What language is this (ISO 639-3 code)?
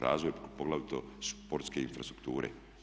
hrv